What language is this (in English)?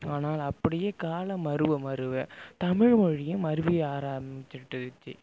Tamil